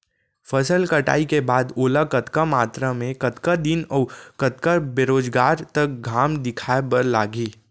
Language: Chhattisgarhi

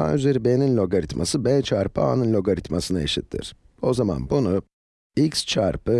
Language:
Turkish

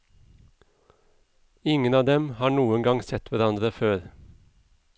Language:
Norwegian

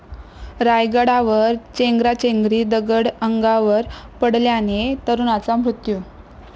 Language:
Marathi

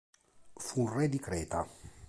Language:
Italian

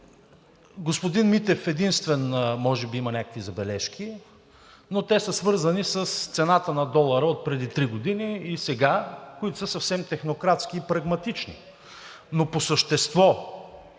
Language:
Bulgarian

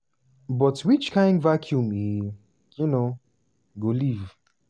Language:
Nigerian Pidgin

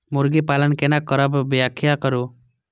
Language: Maithili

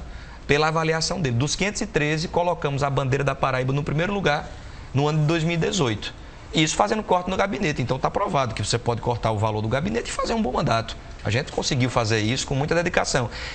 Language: Portuguese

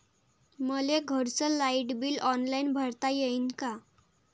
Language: Marathi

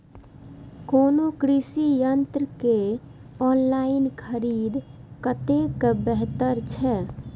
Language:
Maithili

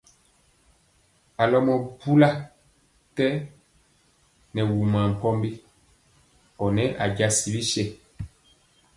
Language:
Mpiemo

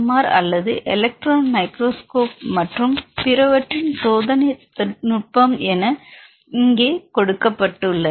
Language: Tamil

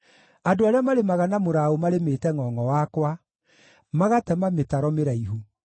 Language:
Kikuyu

